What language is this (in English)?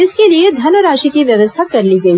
Hindi